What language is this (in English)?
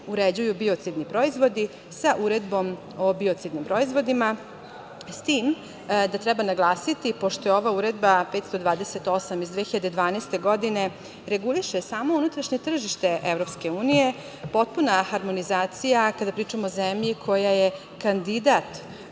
Serbian